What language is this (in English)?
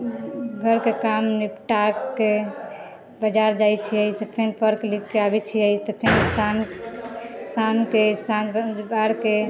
Maithili